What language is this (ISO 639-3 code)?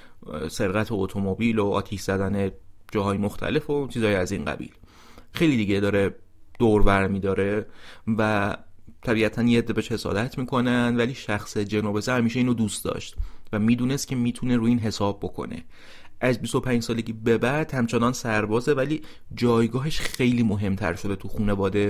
fas